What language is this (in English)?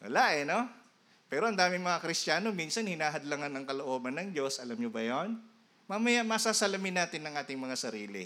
Filipino